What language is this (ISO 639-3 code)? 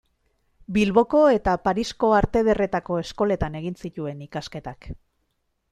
eus